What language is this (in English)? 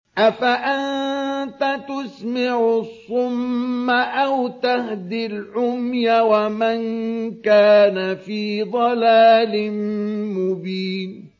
Arabic